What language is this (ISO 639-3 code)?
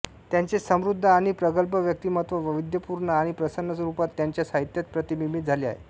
mar